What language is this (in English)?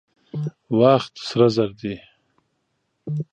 Pashto